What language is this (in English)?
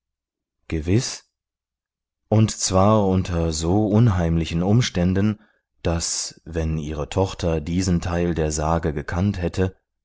German